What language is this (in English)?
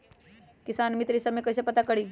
Magahi